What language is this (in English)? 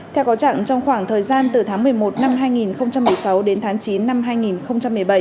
Vietnamese